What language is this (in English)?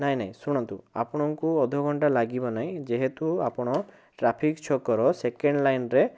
Odia